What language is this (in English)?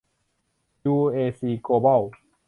Thai